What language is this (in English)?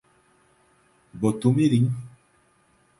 Portuguese